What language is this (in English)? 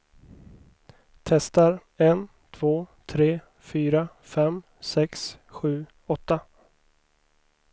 Swedish